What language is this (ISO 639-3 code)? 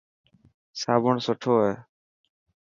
mki